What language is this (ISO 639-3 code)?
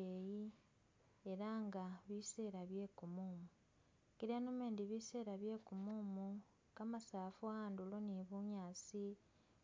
myx